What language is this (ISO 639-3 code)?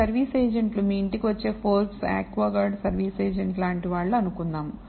tel